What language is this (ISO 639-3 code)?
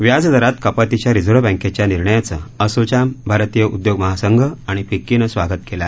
mar